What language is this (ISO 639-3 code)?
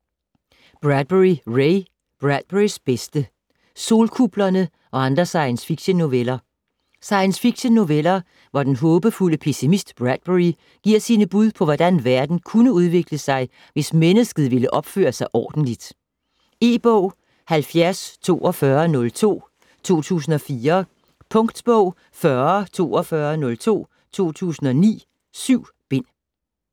dan